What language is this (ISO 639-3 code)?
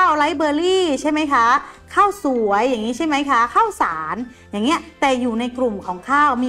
tha